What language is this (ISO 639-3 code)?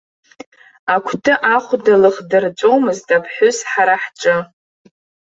abk